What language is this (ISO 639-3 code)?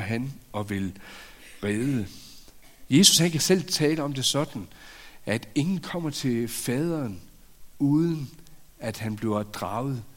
dan